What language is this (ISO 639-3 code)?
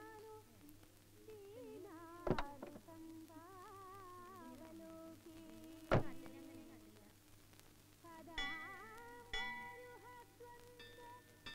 ind